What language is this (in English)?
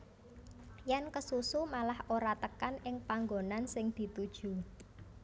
Javanese